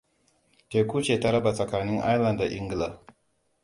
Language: Hausa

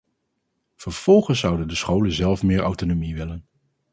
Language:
Dutch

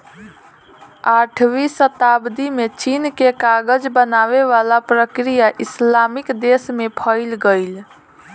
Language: Bhojpuri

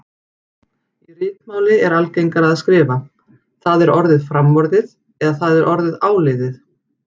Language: Icelandic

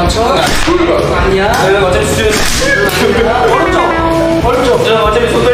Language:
Korean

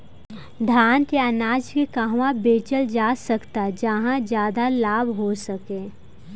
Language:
Bhojpuri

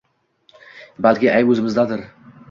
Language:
Uzbek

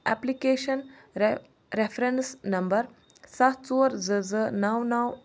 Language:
Kashmiri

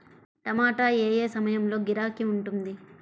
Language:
Telugu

